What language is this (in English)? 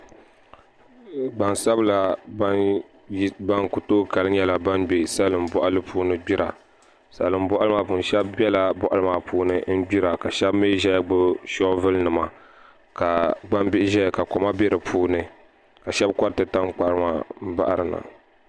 Dagbani